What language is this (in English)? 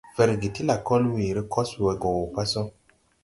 Tupuri